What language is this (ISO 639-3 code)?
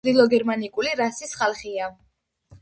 kat